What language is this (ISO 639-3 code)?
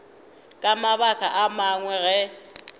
nso